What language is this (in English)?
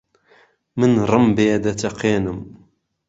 Central Kurdish